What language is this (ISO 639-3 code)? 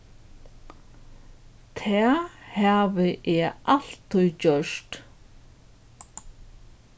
fao